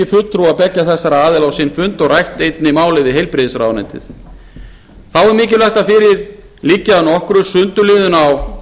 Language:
Icelandic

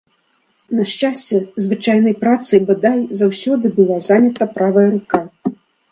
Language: Belarusian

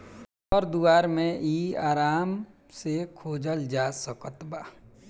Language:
Bhojpuri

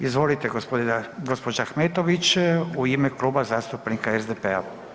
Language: Croatian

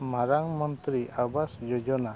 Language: Santali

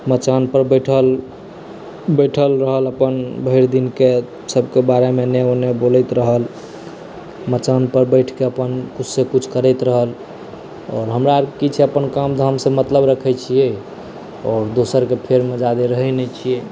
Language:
Maithili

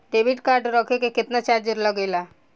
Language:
Bhojpuri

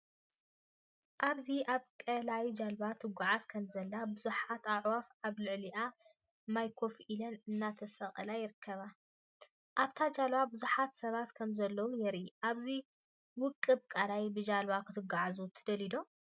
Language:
Tigrinya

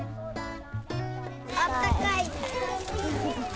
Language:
Japanese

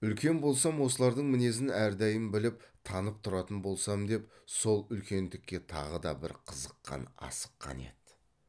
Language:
Kazakh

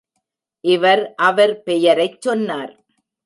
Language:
Tamil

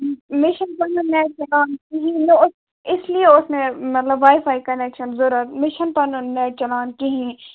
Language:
Kashmiri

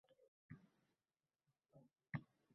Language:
Uzbek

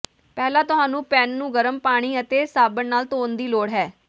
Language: Punjabi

